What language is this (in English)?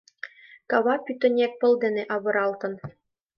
Mari